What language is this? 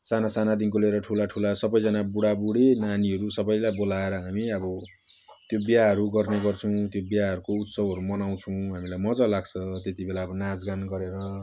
Nepali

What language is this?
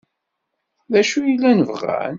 Kabyle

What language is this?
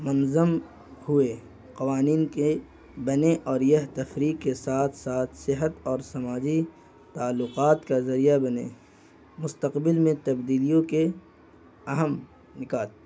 Urdu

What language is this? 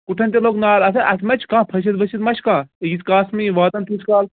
Kashmiri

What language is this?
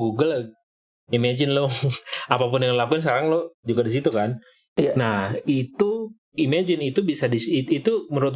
Indonesian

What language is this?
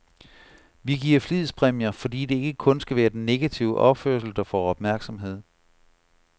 Danish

